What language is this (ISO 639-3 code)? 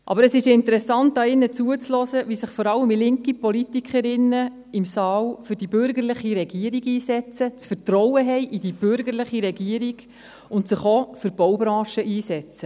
gsw